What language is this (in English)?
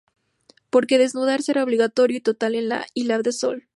Spanish